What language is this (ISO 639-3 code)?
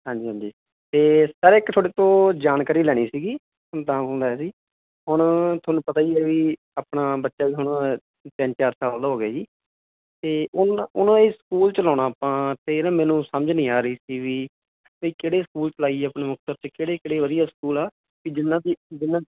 pan